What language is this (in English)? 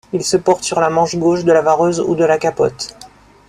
French